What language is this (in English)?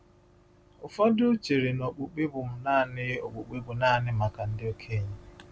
Igbo